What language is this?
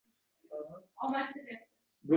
Uzbek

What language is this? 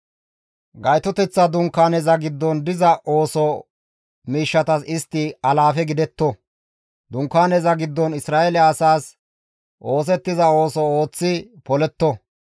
Gamo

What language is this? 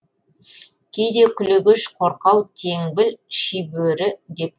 Kazakh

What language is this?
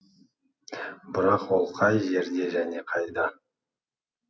Kazakh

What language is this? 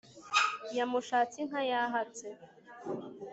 Kinyarwanda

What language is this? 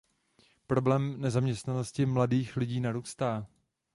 Czech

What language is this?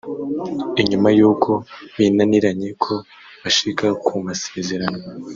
Kinyarwanda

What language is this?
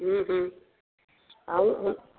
Sindhi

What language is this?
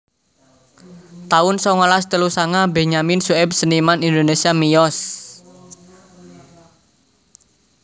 Javanese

